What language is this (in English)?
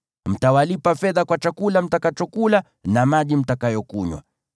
Swahili